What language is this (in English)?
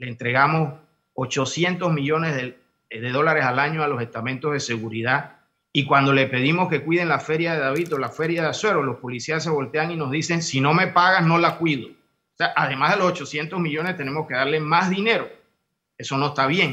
Spanish